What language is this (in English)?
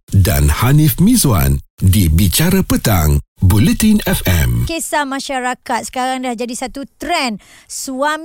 Malay